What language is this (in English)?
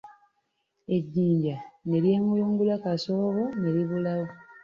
Ganda